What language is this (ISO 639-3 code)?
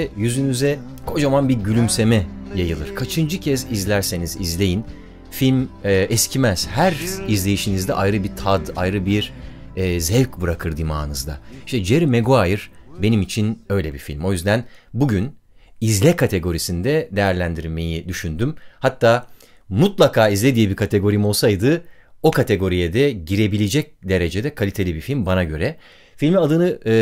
tur